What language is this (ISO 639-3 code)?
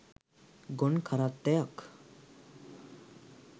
sin